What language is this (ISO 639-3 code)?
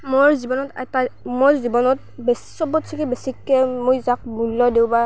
asm